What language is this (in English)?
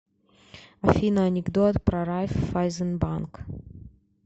Russian